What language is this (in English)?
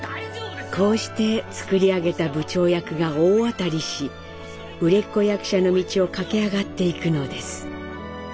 Japanese